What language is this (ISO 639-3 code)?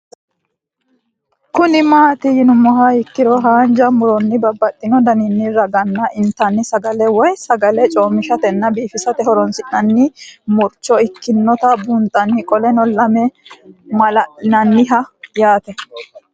sid